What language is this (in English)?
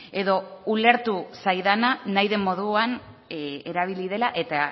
Basque